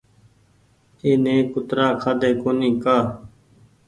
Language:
Goaria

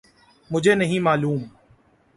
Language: Urdu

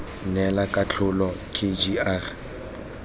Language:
Tswana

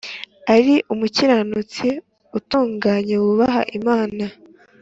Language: Kinyarwanda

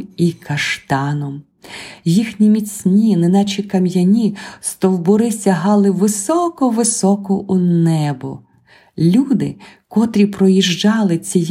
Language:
Ukrainian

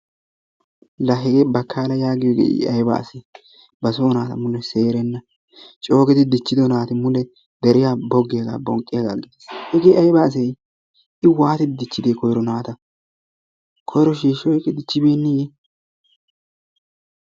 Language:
Wolaytta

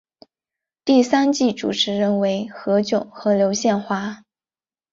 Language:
Chinese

